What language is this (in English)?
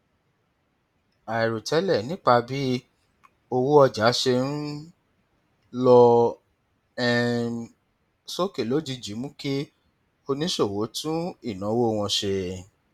Yoruba